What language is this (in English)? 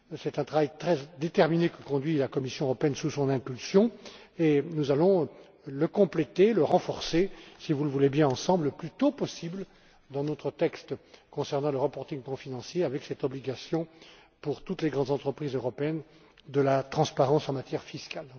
French